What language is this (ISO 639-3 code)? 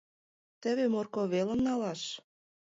chm